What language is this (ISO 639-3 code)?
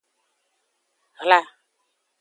ajg